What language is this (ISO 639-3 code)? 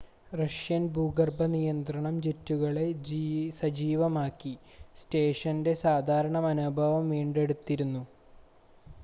mal